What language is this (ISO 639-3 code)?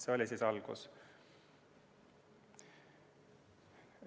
est